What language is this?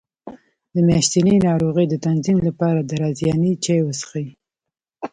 Pashto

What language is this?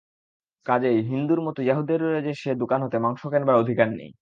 Bangla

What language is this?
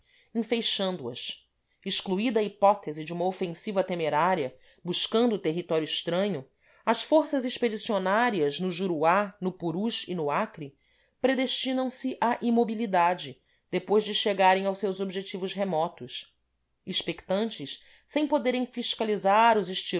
Portuguese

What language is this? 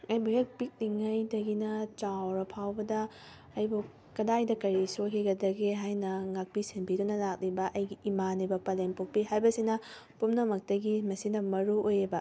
Manipuri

